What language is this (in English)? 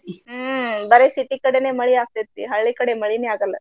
Kannada